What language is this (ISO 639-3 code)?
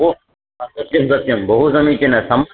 san